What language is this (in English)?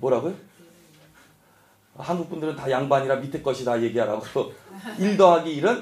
Korean